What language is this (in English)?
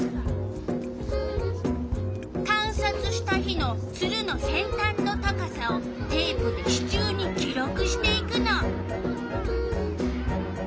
Japanese